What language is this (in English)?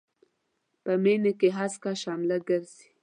Pashto